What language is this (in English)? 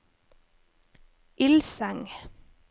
Norwegian